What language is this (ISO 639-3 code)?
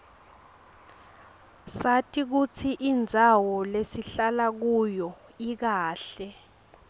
ssw